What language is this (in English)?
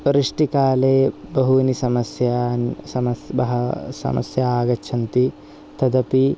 Sanskrit